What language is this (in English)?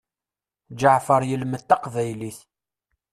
Kabyle